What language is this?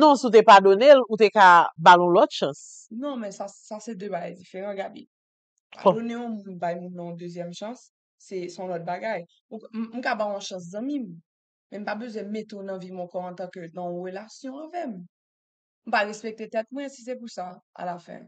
French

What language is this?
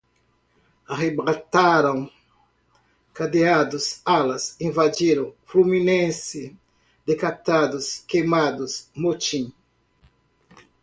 Portuguese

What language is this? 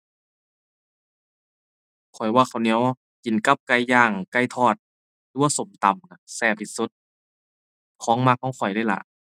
Thai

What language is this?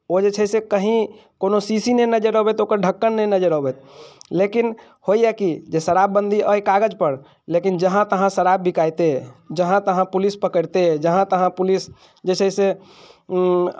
Maithili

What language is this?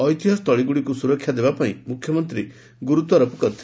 Odia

